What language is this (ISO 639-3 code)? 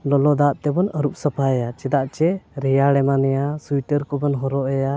sat